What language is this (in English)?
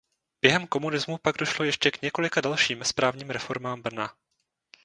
Czech